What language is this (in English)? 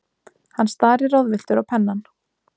Icelandic